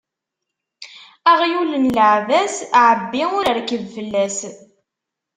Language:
Kabyle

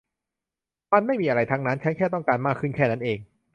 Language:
Thai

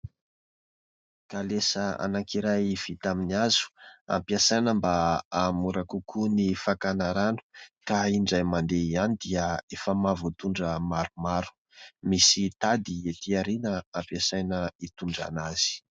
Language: Malagasy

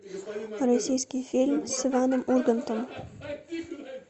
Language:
Russian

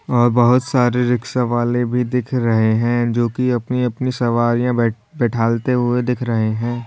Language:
Hindi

